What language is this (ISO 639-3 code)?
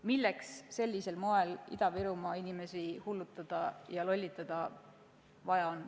est